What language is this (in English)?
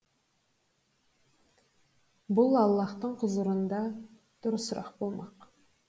Kazakh